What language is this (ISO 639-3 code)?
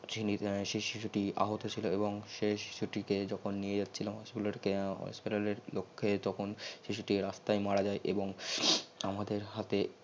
ben